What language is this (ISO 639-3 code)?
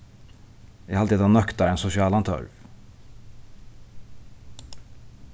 fao